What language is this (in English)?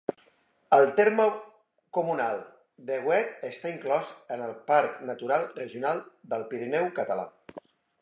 Catalan